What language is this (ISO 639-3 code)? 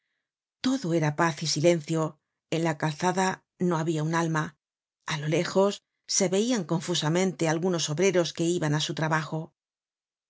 spa